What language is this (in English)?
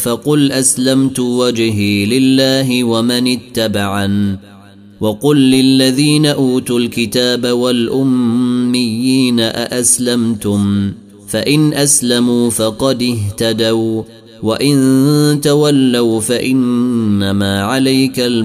Arabic